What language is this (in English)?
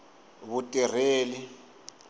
Tsonga